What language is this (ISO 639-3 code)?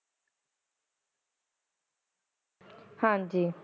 pan